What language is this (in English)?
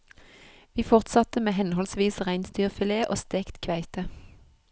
Norwegian